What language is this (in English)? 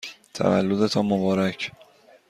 Persian